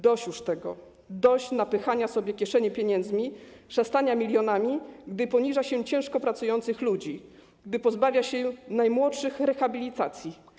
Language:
Polish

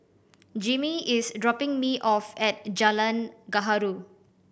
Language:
English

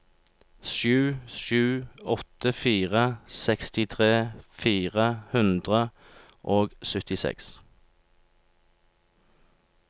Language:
Norwegian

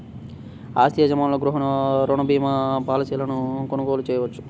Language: Telugu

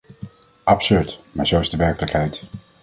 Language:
Dutch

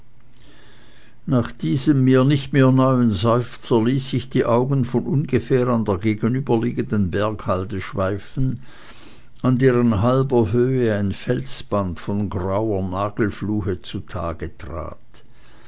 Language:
German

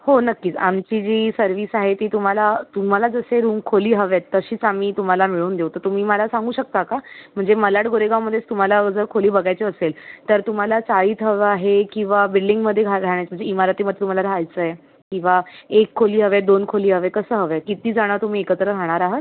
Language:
Marathi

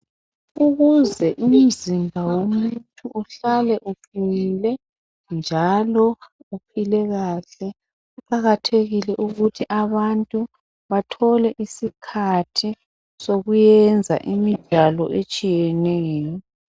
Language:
North Ndebele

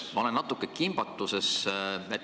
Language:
Estonian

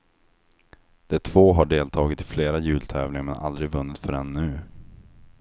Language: Swedish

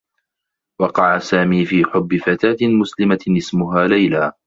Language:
Arabic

